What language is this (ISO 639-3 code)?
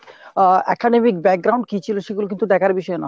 ben